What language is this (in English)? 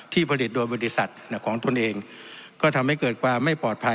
Thai